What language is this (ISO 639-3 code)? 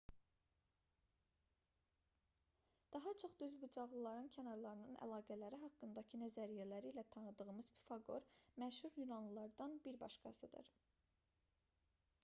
aze